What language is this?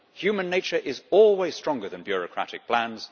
English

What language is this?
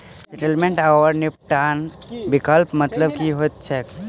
Maithili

